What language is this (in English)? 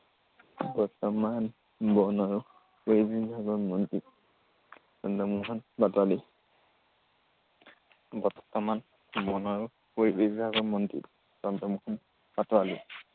Assamese